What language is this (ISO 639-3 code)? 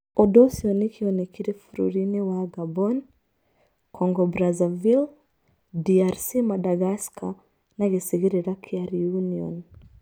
kik